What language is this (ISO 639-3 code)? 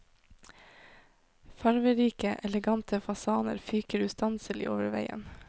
nor